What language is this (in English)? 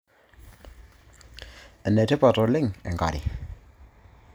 Masai